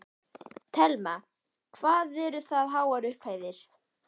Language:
Icelandic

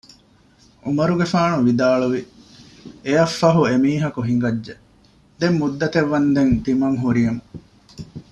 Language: Divehi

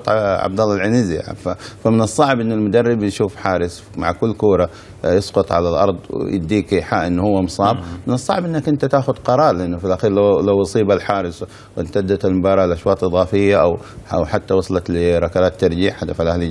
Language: Arabic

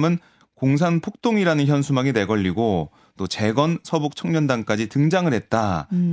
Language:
Korean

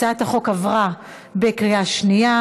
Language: Hebrew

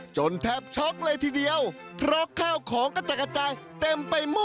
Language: Thai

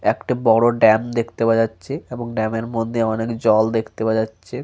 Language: Bangla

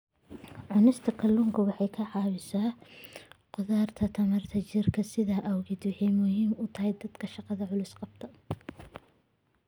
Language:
Somali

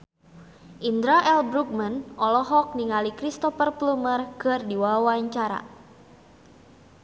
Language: Sundanese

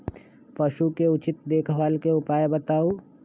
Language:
Magahi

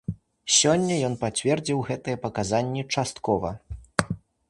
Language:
Belarusian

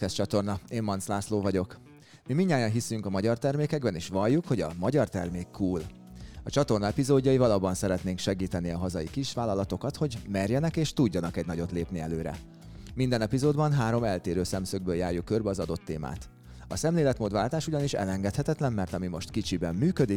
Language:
Hungarian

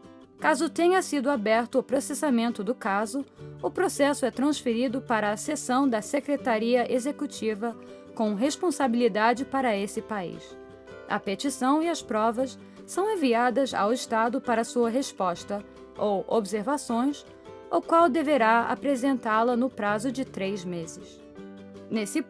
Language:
Portuguese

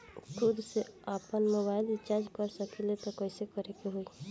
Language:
Bhojpuri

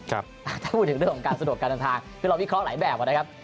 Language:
Thai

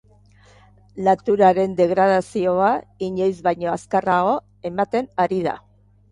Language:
Basque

